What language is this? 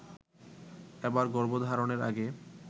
Bangla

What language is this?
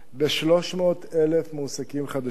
Hebrew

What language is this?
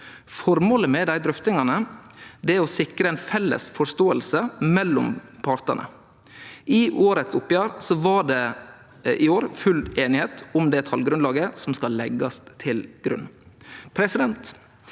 Norwegian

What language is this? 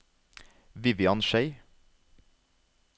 Norwegian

